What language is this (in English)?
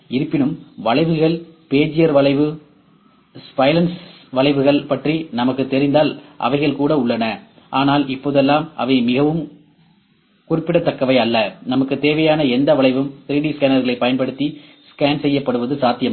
Tamil